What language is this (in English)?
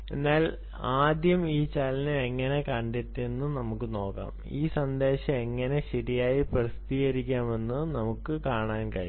Malayalam